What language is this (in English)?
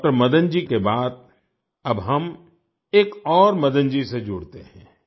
Hindi